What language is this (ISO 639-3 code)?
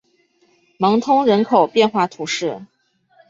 zho